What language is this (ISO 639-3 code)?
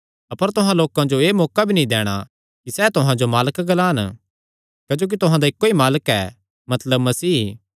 xnr